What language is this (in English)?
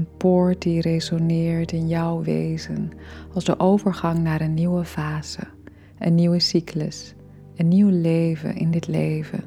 Dutch